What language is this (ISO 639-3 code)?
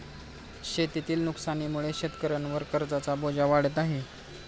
mar